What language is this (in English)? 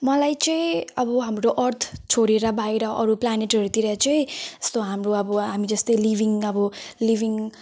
Nepali